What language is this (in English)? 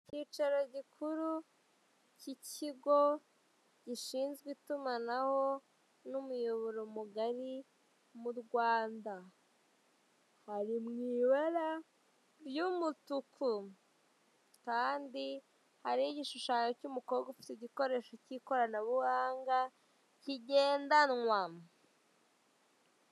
Kinyarwanda